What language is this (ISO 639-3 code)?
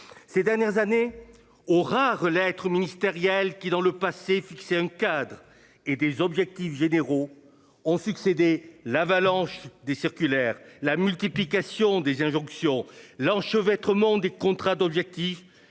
fra